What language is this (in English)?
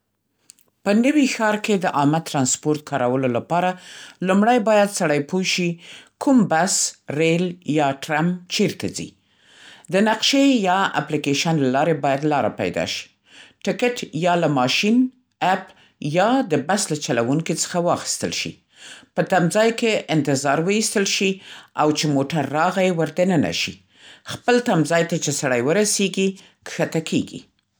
Central Pashto